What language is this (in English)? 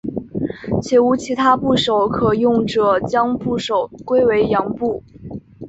Chinese